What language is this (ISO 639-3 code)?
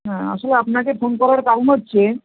ben